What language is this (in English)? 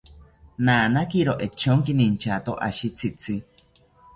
South Ucayali Ashéninka